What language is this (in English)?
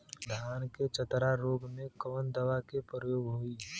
Bhojpuri